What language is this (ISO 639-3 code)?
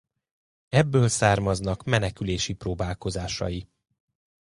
hun